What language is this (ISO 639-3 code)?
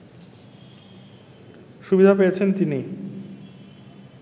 ben